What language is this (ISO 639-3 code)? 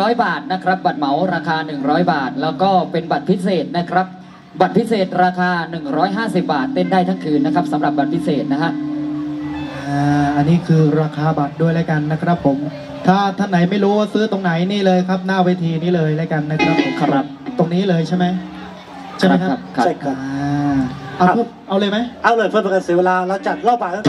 tha